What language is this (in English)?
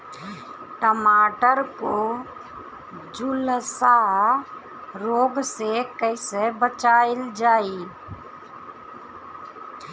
Bhojpuri